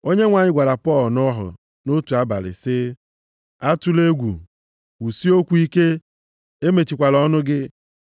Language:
Igbo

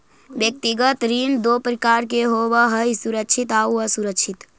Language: Magahi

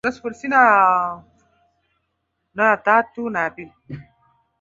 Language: Swahili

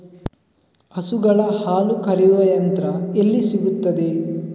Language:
Kannada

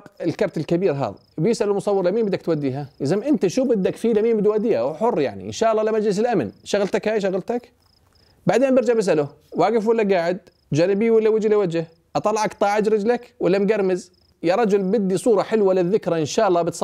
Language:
Arabic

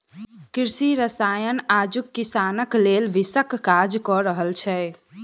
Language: Maithili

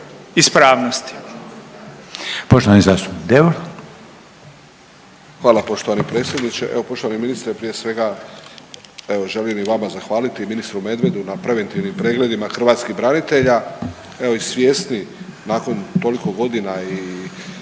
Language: Croatian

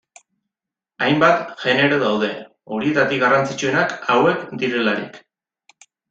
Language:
Basque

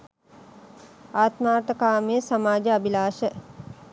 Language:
Sinhala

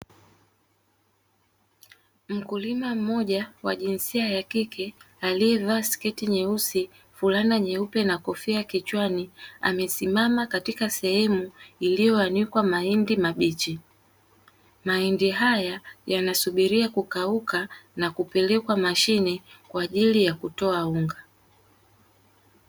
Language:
Swahili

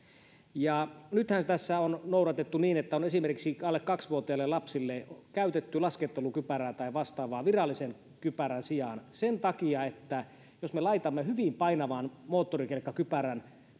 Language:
Finnish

